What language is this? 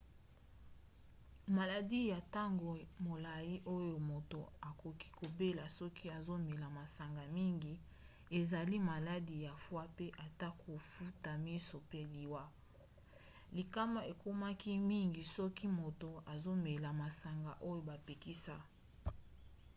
Lingala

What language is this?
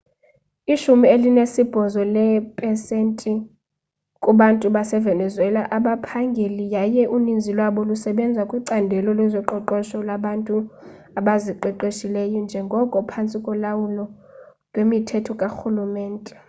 Xhosa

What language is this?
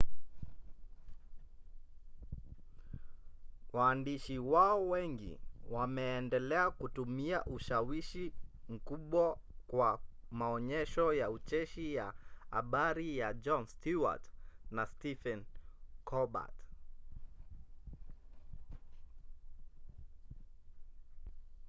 Swahili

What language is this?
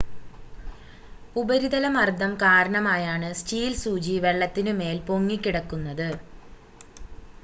Malayalam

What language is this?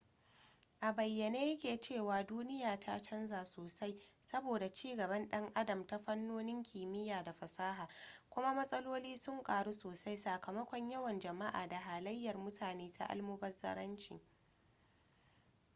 Hausa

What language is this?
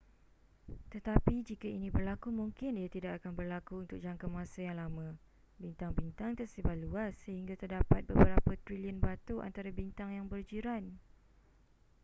Malay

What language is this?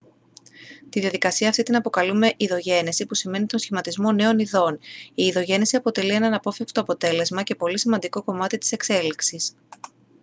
Greek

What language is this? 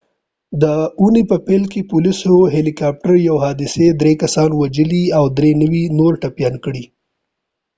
Pashto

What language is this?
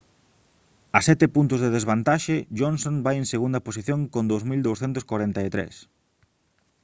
Galician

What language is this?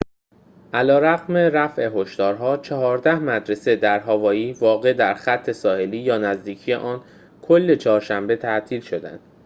Persian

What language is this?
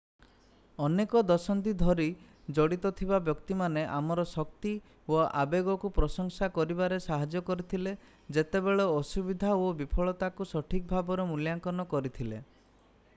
Odia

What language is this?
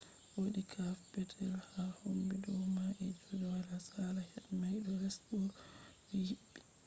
Fula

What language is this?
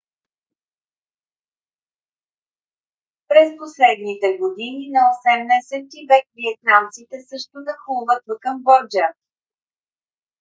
Bulgarian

